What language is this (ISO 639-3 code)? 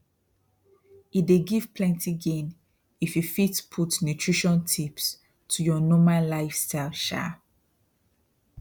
pcm